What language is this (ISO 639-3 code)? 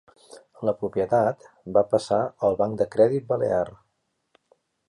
cat